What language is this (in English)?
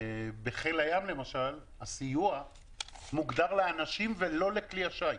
Hebrew